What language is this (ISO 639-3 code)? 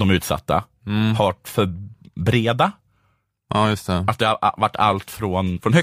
swe